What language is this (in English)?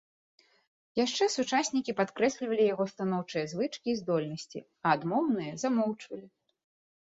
Belarusian